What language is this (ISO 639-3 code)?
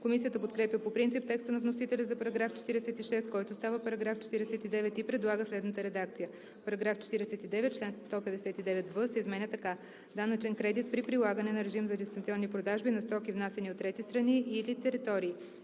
bul